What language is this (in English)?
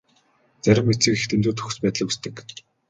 Mongolian